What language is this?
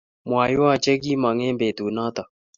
Kalenjin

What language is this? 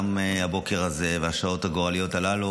Hebrew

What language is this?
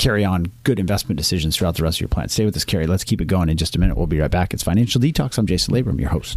English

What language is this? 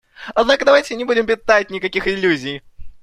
Russian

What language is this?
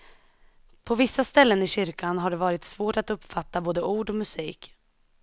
Swedish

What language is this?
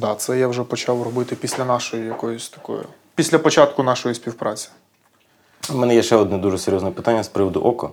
Ukrainian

